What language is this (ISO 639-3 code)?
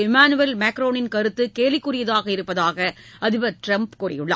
tam